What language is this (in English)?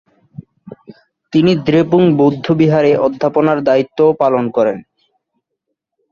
Bangla